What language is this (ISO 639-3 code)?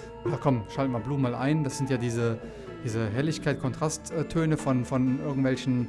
deu